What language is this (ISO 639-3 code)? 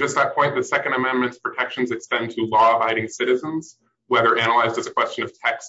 eng